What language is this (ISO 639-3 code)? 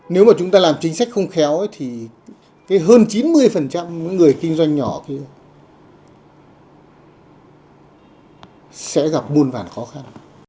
vie